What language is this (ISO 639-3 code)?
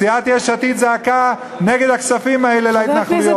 heb